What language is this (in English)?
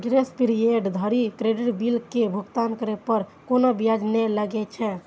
Maithili